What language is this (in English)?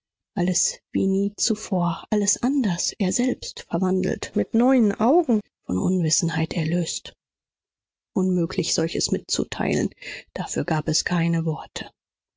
German